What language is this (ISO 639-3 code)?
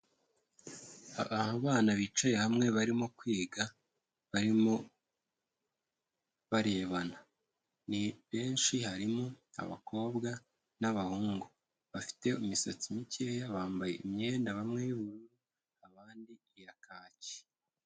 kin